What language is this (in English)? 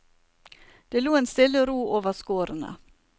Norwegian